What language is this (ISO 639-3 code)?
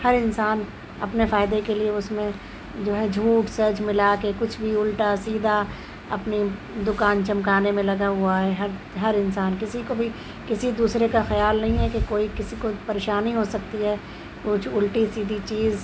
urd